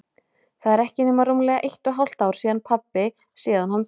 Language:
Icelandic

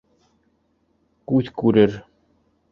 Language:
Bashkir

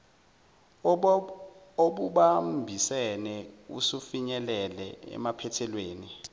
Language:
Zulu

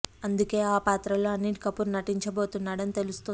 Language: Telugu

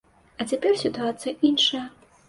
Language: Belarusian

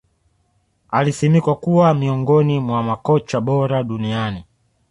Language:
Swahili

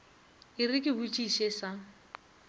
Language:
Northern Sotho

